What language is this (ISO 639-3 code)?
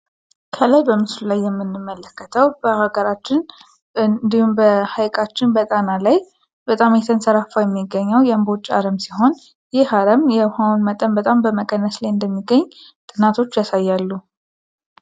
amh